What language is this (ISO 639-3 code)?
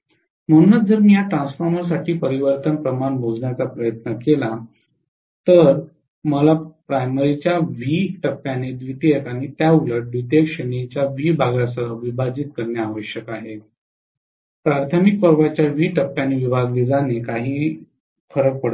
mar